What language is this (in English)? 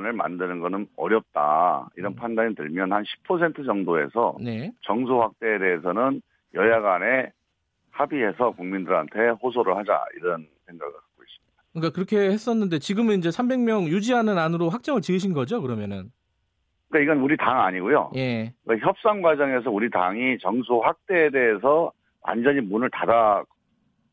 Korean